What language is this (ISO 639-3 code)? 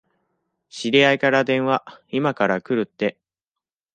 jpn